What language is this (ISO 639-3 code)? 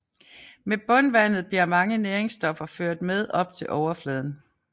dan